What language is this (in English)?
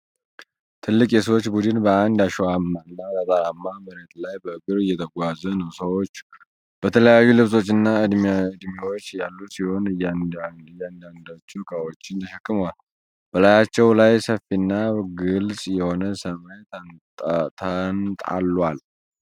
Amharic